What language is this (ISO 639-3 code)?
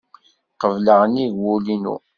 kab